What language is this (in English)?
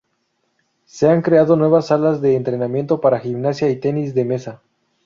Spanish